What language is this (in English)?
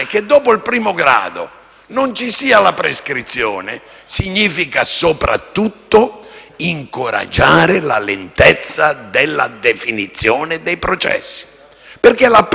Italian